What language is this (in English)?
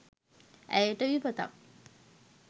Sinhala